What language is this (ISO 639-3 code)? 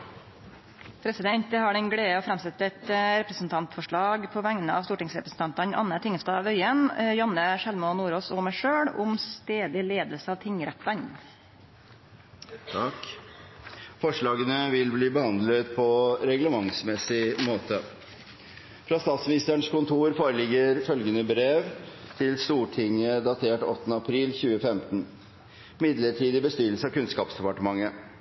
nor